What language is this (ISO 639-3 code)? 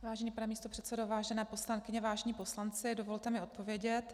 ces